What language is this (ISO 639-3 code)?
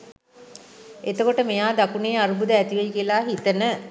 sin